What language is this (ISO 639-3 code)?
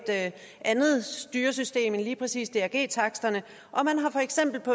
dan